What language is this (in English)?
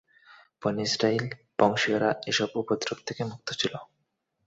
Bangla